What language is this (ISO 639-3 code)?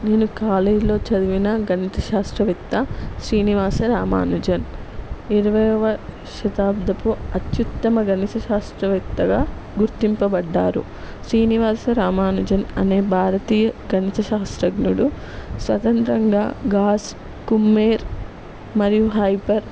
tel